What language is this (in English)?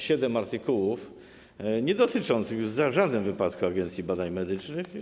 Polish